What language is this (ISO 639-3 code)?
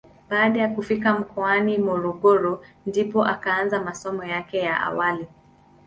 swa